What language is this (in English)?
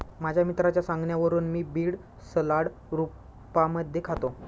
Marathi